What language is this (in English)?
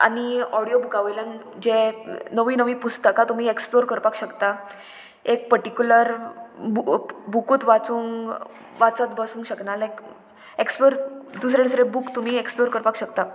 Konkani